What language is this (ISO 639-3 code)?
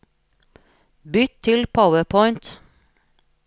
nor